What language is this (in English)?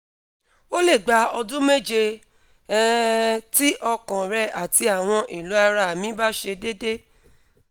Yoruba